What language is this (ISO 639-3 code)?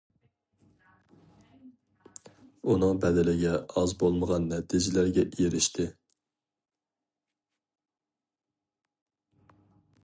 uig